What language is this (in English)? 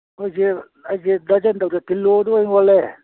Manipuri